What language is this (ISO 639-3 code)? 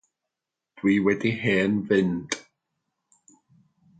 cym